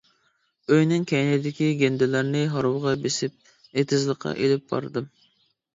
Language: Uyghur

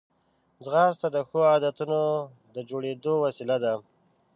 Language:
Pashto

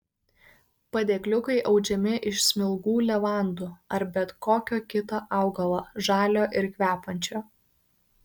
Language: Lithuanian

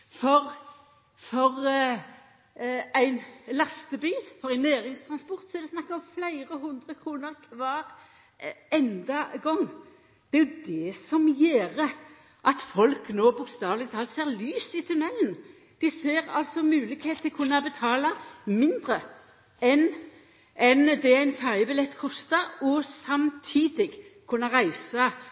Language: Norwegian Nynorsk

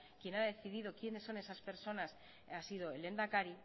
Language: Spanish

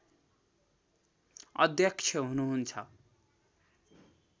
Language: Nepali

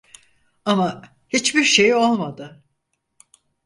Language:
Turkish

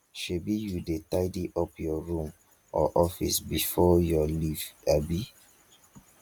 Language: Nigerian Pidgin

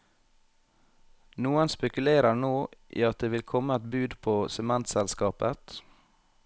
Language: Norwegian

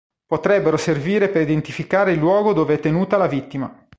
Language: Italian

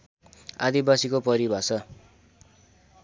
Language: Nepali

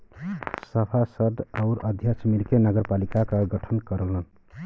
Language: Bhojpuri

